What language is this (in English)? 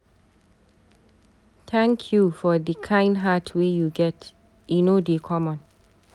Nigerian Pidgin